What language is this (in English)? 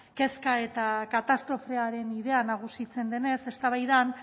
Basque